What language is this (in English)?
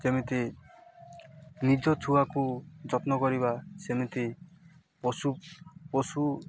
Odia